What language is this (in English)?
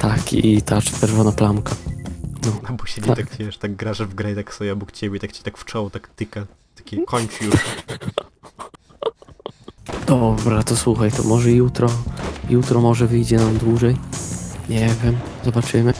Polish